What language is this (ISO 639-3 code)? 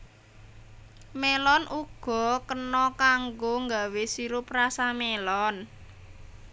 jav